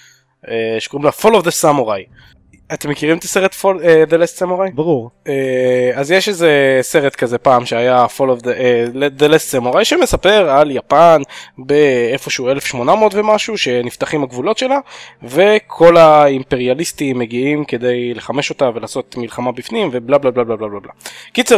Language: Hebrew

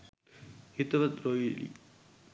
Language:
Sinhala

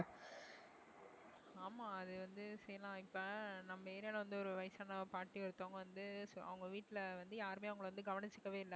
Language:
Tamil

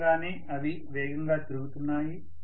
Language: Telugu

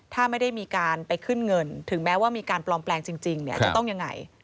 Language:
Thai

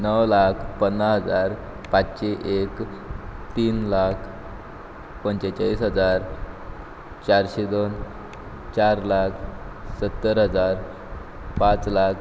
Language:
Konkani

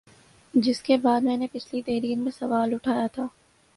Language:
Urdu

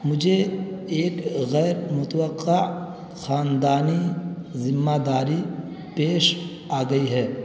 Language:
Urdu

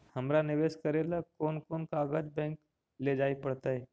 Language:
Magahi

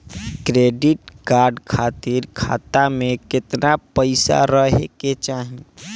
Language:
Bhojpuri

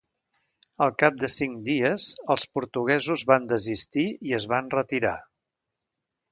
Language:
Catalan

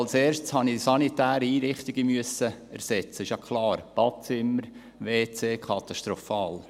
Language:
Swiss German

